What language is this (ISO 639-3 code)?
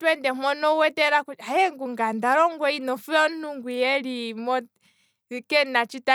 kwm